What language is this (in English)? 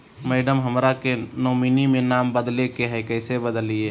Magahi